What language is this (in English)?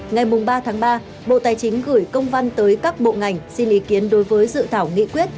Vietnamese